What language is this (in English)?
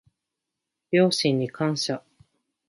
Japanese